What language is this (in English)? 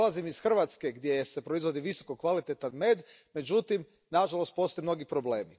Croatian